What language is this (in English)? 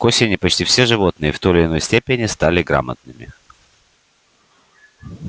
Russian